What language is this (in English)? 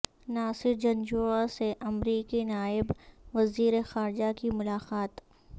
Urdu